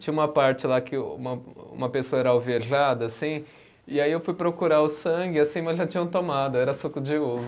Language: Portuguese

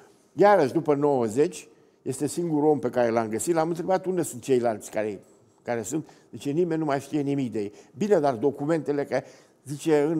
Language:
Romanian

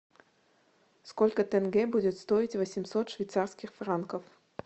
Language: Russian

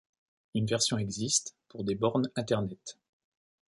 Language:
French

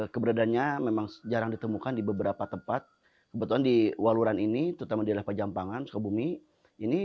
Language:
Indonesian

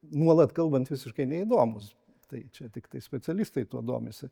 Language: Lithuanian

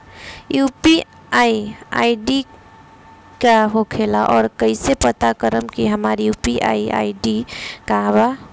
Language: Bhojpuri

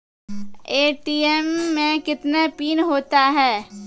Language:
Maithili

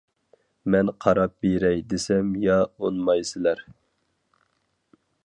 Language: Uyghur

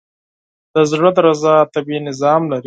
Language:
Pashto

